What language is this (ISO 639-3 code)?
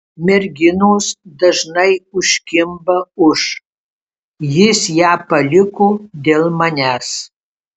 lit